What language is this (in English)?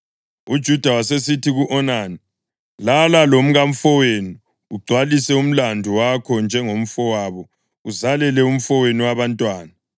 North Ndebele